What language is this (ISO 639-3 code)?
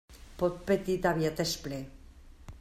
cat